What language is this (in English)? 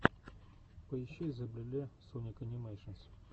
Russian